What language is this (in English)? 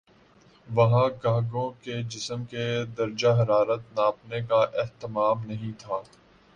Urdu